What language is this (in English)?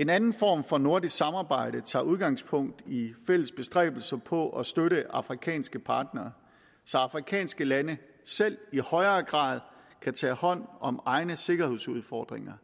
Danish